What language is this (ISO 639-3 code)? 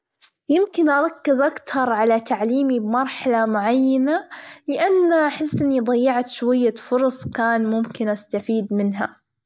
afb